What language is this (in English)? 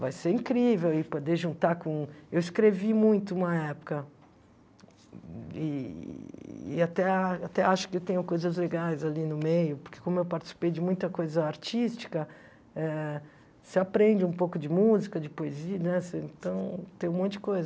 Portuguese